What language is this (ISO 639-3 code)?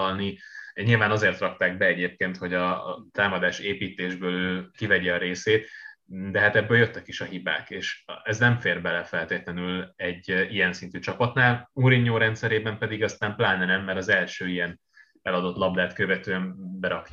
hun